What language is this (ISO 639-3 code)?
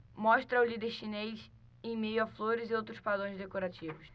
por